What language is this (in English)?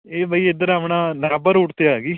Punjabi